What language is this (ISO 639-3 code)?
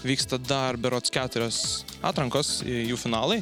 lit